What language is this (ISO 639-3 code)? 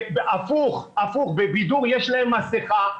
heb